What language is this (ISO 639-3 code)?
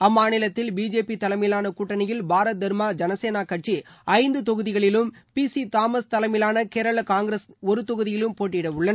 tam